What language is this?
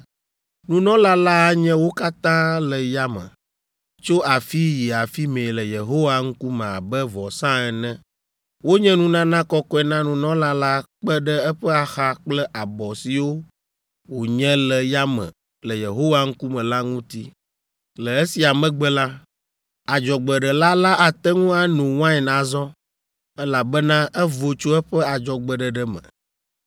Ewe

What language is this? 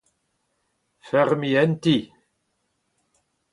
Breton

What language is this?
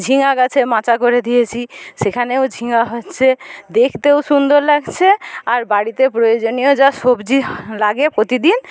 Bangla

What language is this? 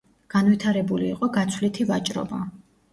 Georgian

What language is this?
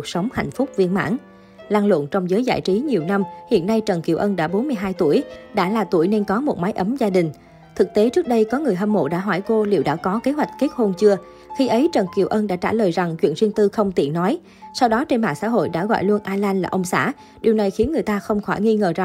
Vietnamese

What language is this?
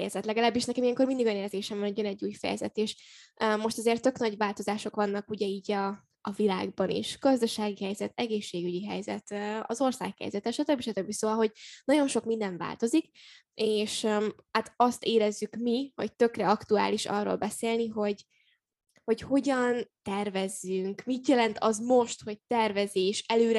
Hungarian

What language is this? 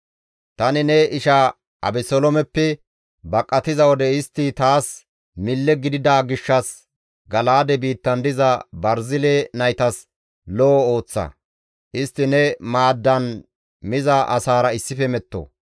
Gamo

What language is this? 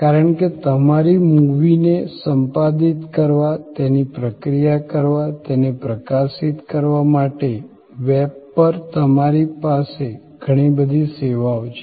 Gujarati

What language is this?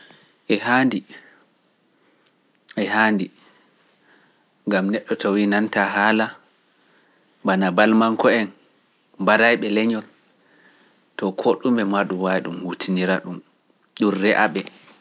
Pular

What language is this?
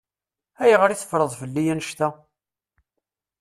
Kabyle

